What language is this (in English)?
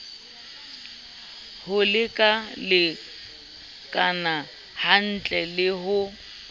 Southern Sotho